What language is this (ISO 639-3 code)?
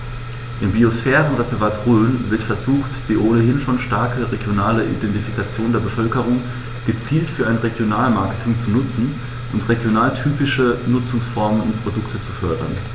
deu